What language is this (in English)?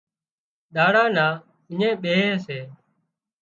Wadiyara Koli